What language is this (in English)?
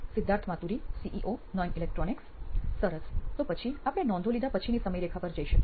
Gujarati